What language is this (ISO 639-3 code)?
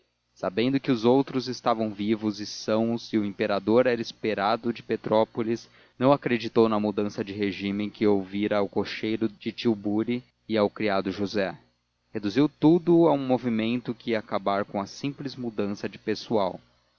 por